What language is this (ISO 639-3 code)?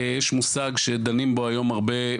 heb